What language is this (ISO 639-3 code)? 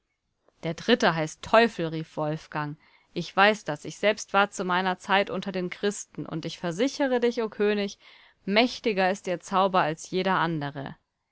deu